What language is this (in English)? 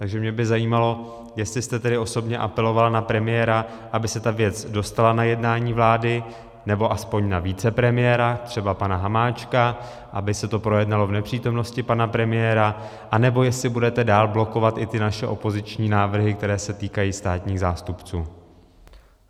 Czech